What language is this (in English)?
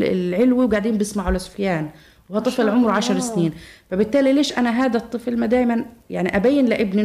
Arabic